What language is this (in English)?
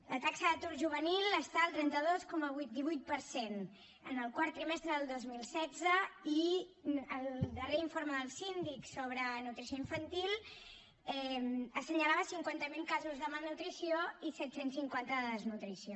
Catalan